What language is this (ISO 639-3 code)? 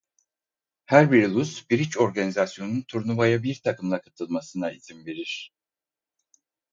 tur